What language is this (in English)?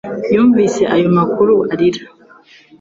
Kinyarwanda